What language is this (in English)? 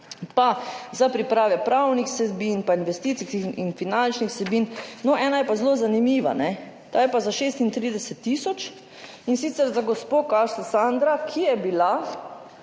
Slovenian